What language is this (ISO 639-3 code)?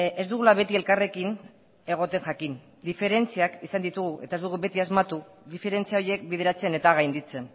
eus